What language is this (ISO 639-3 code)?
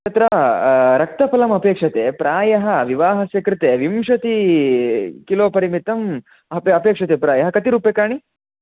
san